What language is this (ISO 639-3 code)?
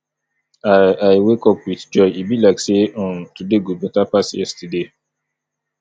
pcm